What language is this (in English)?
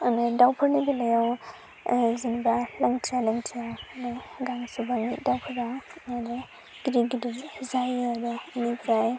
Bodo